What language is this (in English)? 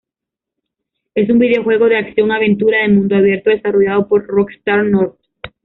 Spanish